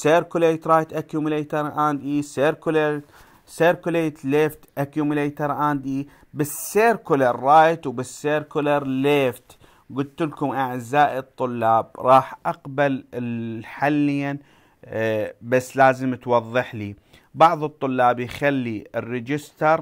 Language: Arabic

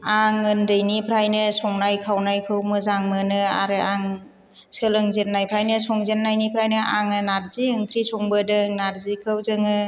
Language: Bodo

